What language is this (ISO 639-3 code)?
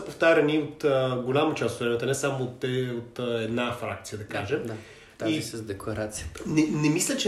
bul